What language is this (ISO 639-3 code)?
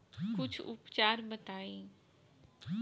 bho